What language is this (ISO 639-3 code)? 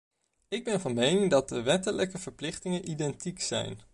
nld